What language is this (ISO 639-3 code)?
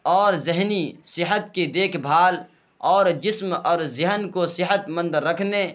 urd